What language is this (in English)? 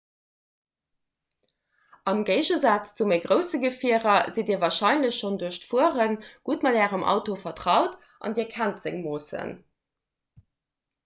Luxembourgish